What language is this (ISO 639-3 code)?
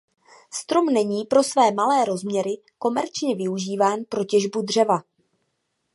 ces